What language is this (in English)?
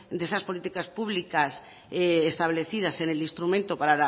Spanish